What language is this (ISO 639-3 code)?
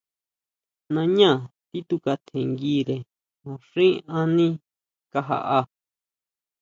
mau